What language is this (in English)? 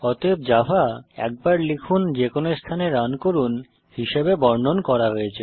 Bangla